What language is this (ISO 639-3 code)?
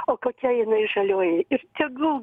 lit